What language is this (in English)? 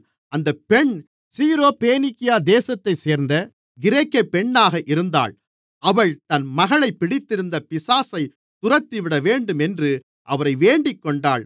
Tamil